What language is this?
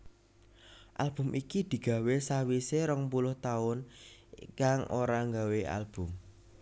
Javanese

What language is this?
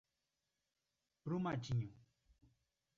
Portuguese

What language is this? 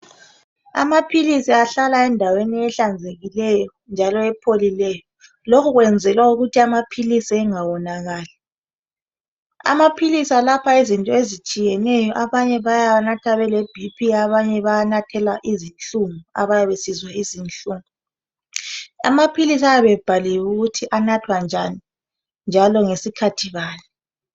North Ndebele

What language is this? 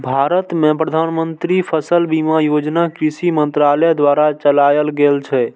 Maithili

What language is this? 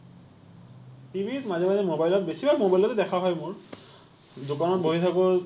Assamese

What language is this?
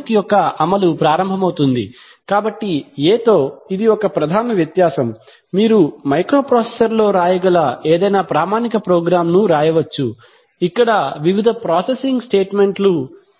Telugu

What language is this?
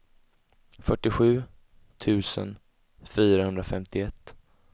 Swedish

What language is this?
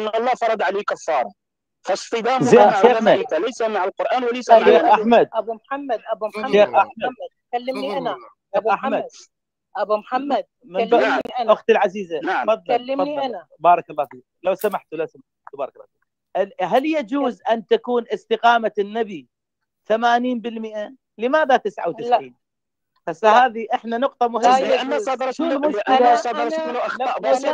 Arabic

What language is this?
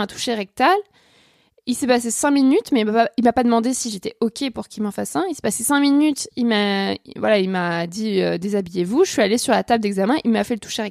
French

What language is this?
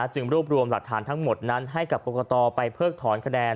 Thai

